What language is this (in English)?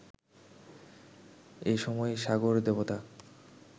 Bangla